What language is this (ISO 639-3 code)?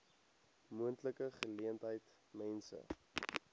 afr